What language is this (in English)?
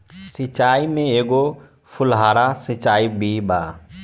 Bhojpuri